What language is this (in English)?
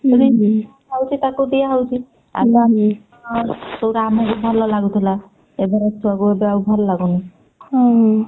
Odia